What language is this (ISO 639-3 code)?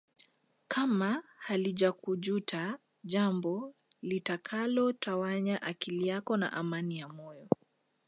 swa